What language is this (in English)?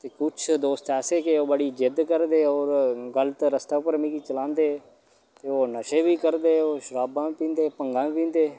Dogri